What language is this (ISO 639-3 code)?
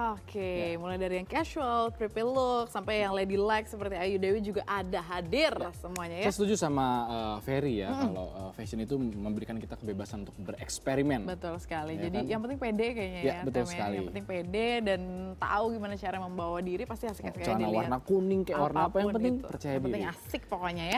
ind